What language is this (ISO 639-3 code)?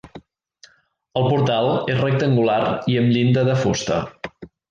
cat